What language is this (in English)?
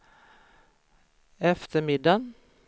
Swedish